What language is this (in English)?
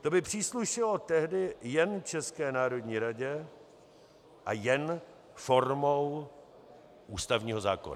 Czech